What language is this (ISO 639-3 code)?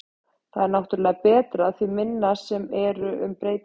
isl